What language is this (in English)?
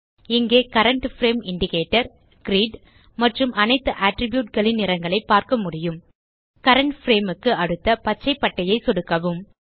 Tamil